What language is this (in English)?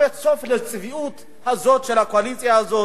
Hebrew